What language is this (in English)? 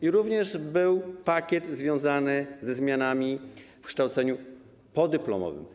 Polish